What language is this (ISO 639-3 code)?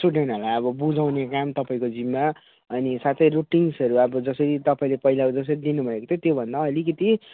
nep